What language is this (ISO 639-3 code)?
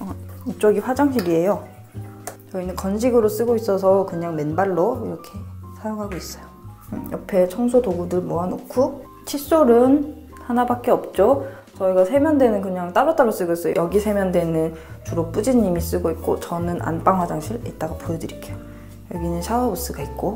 kor